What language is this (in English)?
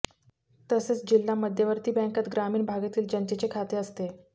Marathi